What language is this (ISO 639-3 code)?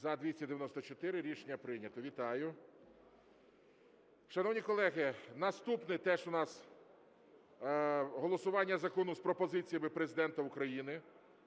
ukr